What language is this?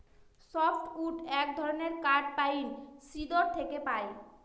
Bangla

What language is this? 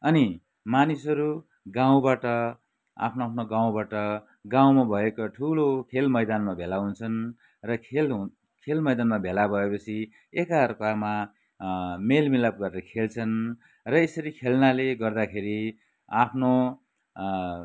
Nepali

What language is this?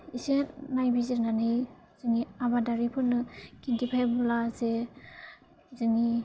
Bodo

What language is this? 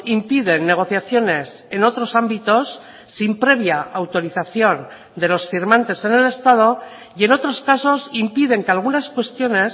Spanish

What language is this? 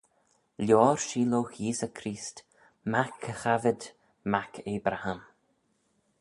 Manx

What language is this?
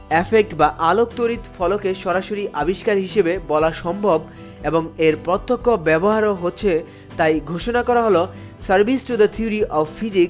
Bangla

